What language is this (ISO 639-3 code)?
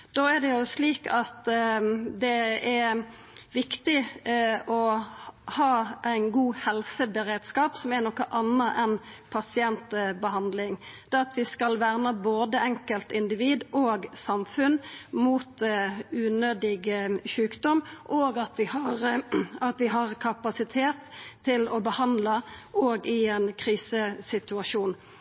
nno